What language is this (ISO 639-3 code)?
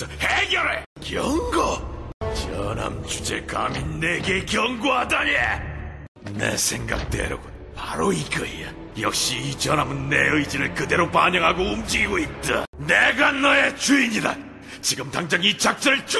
kor